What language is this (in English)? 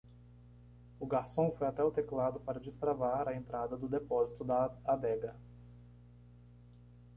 Portuguese